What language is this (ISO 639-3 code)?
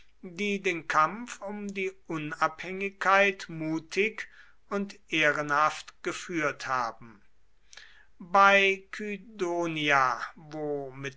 deu